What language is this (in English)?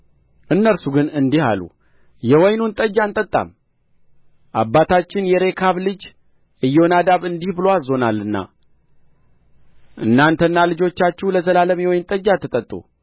Amharic